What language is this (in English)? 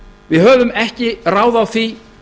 Icelandic